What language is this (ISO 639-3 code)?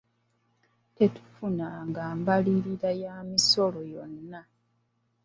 lug